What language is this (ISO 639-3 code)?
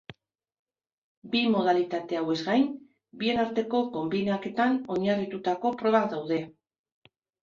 eus